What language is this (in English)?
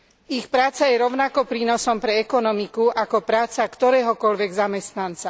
Slovak